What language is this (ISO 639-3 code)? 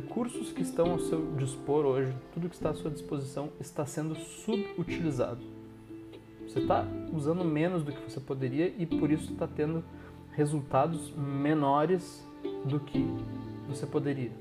por